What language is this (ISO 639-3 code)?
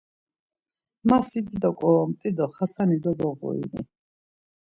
lzz